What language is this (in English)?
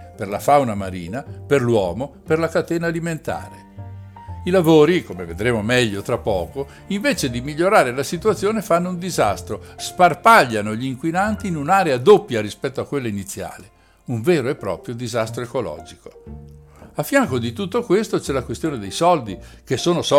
Italian